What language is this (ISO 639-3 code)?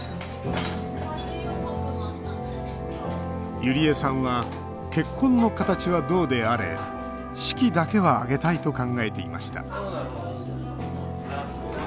jpn